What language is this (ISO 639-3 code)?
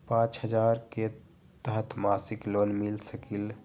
mag